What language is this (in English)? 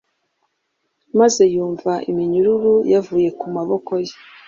Kinyarwanda